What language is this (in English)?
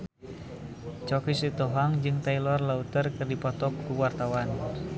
Sundanese